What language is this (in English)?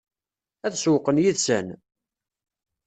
Kabyle